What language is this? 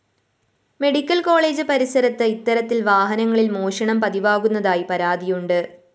Malayalam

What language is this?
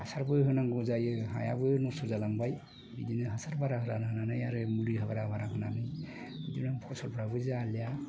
Bodo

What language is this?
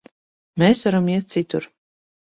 Latvian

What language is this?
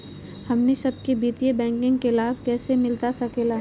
Magahi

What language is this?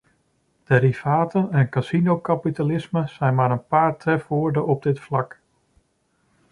Dutch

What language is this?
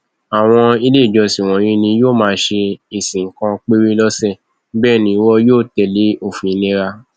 Yoruba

